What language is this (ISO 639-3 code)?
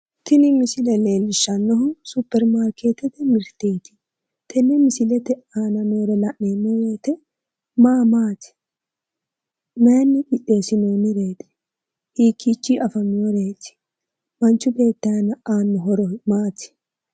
sid